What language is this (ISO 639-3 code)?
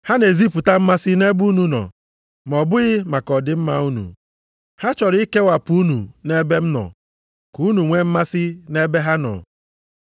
ibo